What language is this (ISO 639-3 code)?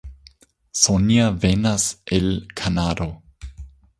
epo